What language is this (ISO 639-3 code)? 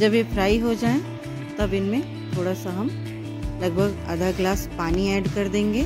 hin